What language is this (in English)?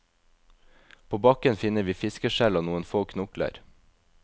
Norwegian